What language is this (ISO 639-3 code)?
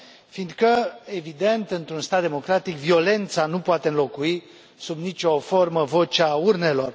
ron